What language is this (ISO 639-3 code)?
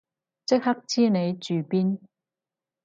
yue